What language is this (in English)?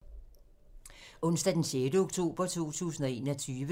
Danish